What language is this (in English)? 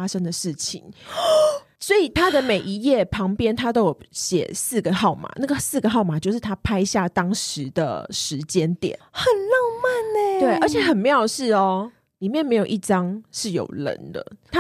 Chinese